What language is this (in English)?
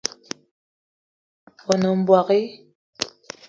Eton (Cameroon)